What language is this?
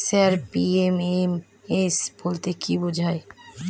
Bangla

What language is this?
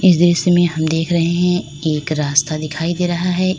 Hindi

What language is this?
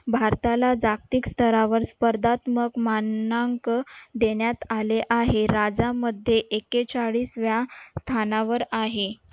Marathi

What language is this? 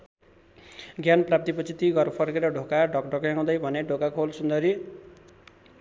Nepali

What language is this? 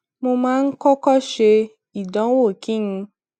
Yoruba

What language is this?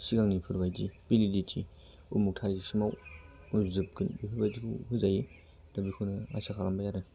Bodo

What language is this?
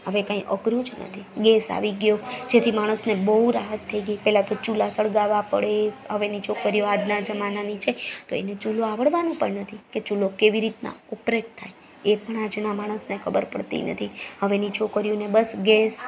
Gujarati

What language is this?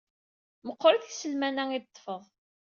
Kabyle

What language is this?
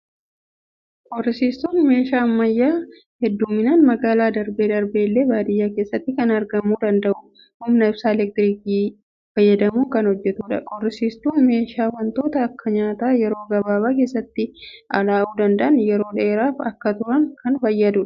Oromo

